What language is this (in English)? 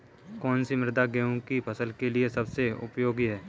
Hindi